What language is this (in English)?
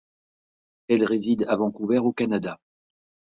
French